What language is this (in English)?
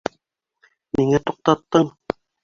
Bashkir